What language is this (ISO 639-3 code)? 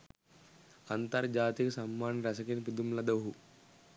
sin